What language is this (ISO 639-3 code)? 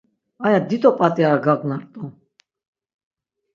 lzz